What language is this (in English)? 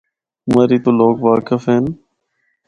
Northern Hindko